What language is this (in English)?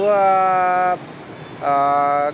Vietnamese